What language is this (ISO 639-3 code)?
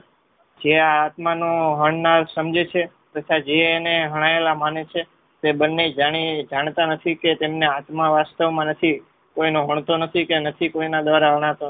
guj